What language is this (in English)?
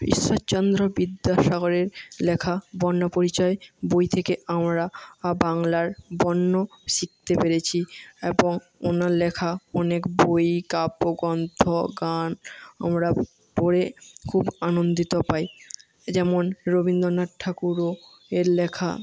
Bangla